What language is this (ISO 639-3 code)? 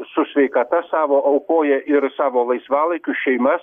lit